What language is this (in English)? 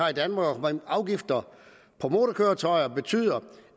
Danish